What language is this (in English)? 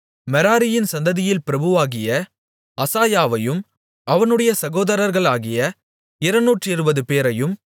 Tamil